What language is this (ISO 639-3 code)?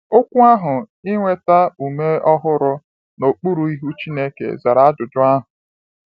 ibo